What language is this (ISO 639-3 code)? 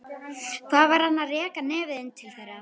isl